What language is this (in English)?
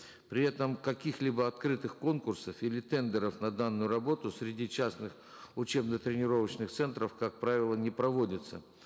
Kazakh